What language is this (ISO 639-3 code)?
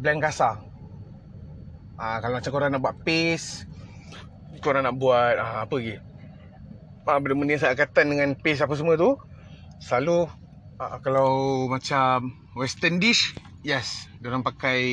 msa